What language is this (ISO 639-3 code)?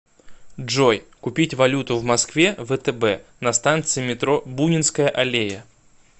rus